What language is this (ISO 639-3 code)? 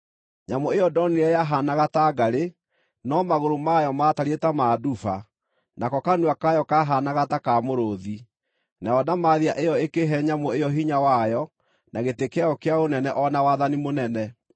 kik